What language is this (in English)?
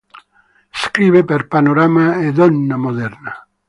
Italian